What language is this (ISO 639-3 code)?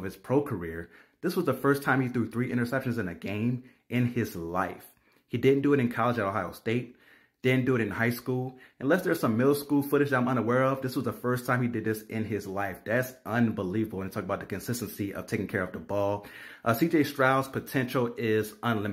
eng